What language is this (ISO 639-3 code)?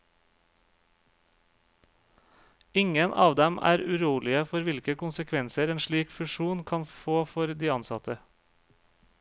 nor